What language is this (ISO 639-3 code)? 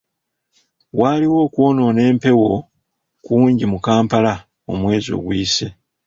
lug